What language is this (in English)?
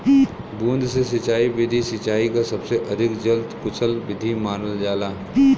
Bhojpuri